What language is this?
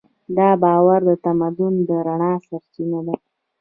Pashto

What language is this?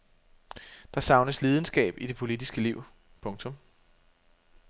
Danish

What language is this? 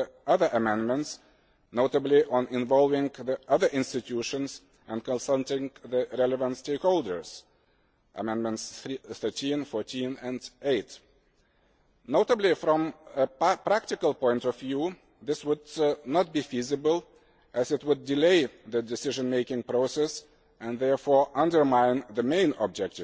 English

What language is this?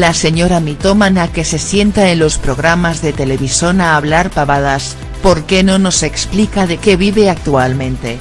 Spanish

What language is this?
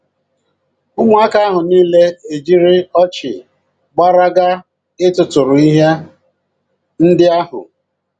Igbo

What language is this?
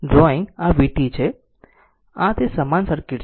Gujarati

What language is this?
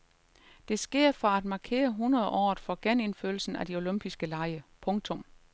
Danish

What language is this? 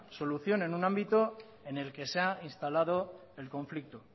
Spanish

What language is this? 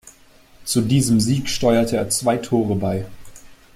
German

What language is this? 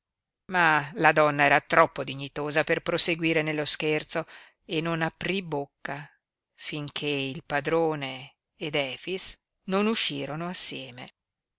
Italian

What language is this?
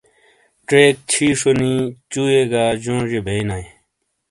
Shina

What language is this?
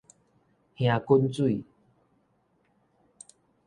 Min Nan Chinese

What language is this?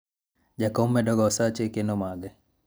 Luo (Kenya and Tanzania)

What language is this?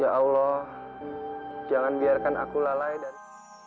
Indonesian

